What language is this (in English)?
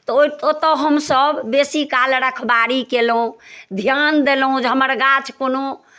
Maithili